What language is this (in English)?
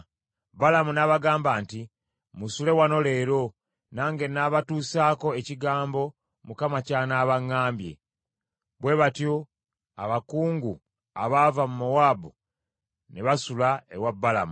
Ganda